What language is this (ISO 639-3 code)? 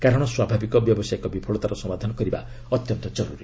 ori